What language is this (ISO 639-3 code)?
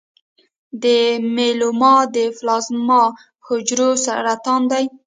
pus